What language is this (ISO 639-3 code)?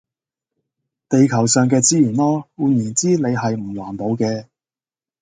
yue